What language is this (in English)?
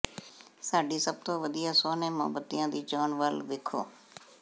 Punjabi